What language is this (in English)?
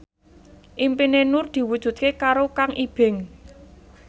Javanese